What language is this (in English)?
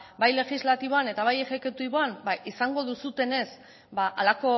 Basque